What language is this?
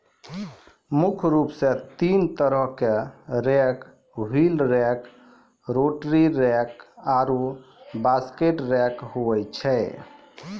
Maithili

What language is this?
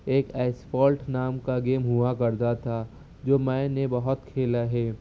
Urdu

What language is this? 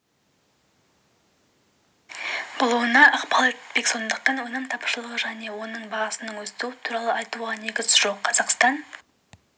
Kazakh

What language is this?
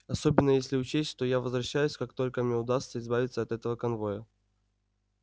Russian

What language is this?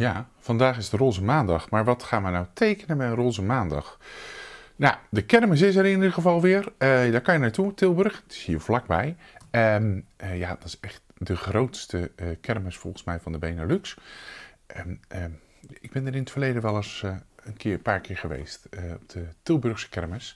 Dutch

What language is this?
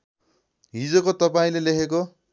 Nepali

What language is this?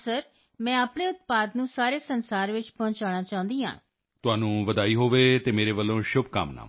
Punjabi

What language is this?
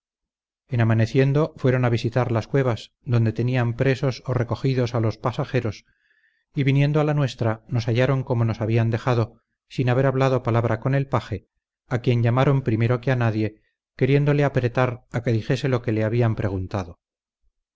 Spanish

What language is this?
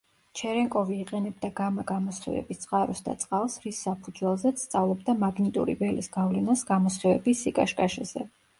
Georgian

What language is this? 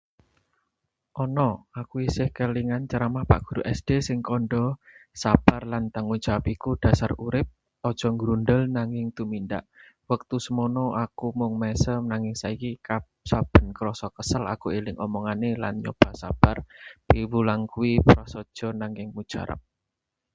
Javanese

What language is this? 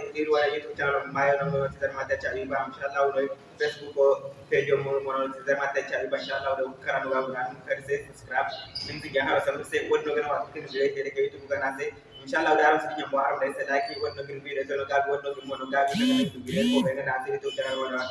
Indonesian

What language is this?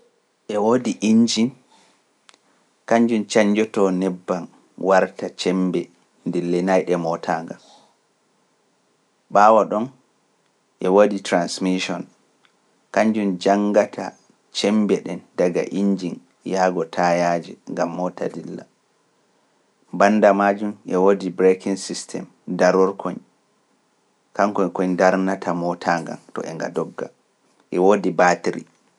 Pular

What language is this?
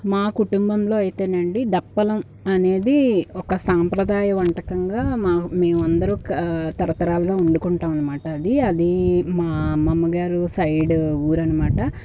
Telugu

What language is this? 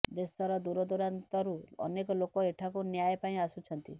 Odia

